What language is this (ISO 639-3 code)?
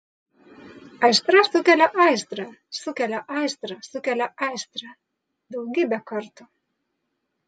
lit